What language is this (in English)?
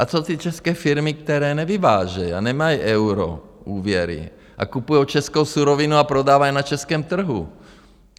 Czech